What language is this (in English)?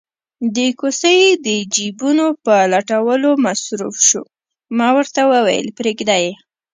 Pashto